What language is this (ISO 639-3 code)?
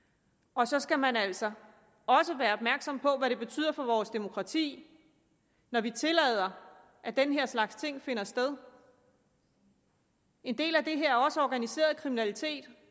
dan